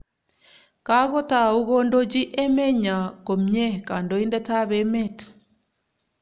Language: Kalenjin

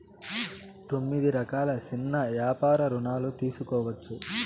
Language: Telugu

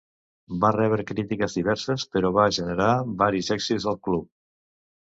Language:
Catalan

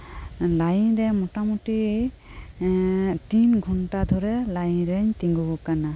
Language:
Santali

